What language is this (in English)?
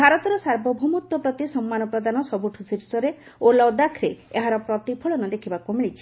Odia